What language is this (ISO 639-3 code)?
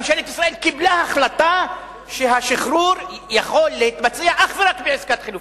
heb